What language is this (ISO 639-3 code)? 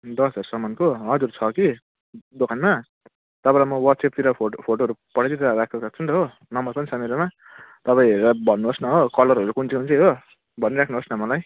nep